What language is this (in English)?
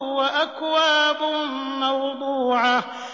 Arabic